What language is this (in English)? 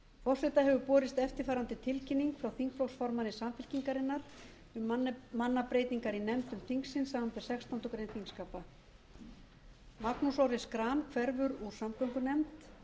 Icelandic